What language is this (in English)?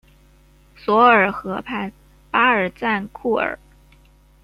Chinese